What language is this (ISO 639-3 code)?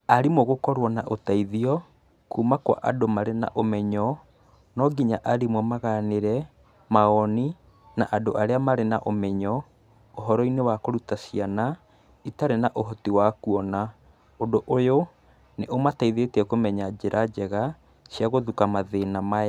kik